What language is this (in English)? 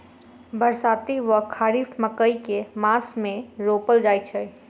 Maithili